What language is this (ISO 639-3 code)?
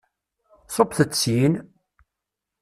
kab